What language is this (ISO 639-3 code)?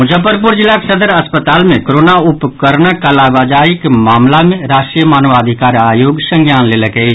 mai